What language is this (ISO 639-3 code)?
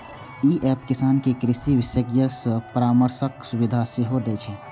mai